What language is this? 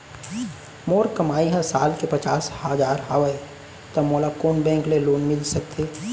Chhattisgarhi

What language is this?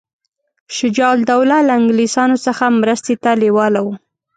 Pashto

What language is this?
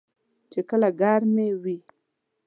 Pashto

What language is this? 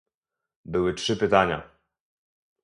Polish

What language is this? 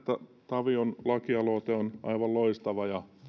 Finnish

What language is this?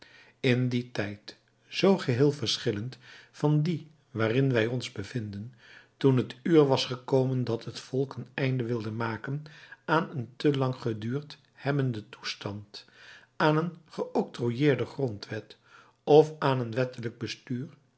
Dutch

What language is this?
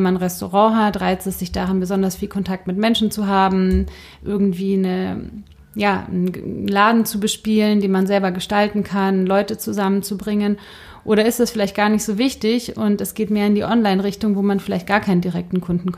German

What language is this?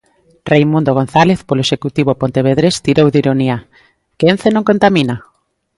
Galician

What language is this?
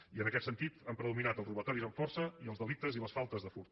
Catalan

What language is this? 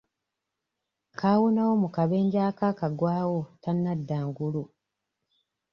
Ganda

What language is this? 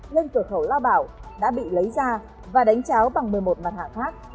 Vietnamese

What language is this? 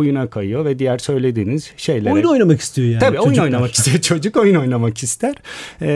Turkish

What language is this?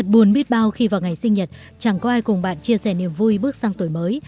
Vietnamese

